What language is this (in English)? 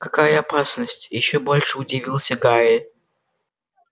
Russian